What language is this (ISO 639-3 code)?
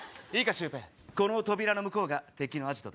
jpn